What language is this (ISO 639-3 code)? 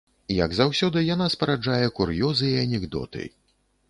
bel